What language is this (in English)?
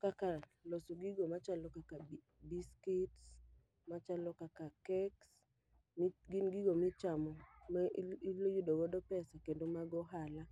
Luo (Kenya and Tanzania)